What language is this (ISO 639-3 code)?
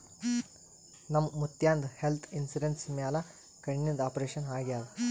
kan